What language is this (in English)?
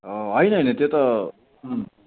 Nepali